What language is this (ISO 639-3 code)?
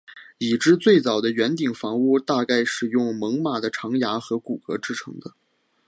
zho